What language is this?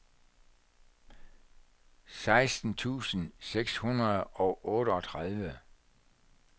Danish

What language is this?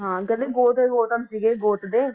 Punjabi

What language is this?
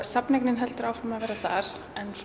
Icelandic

